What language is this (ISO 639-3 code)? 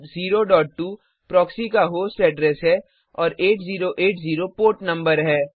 hin